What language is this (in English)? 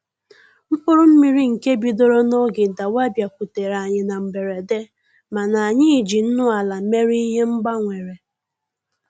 Igbo